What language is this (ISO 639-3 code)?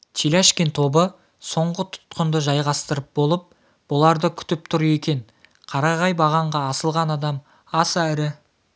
kaz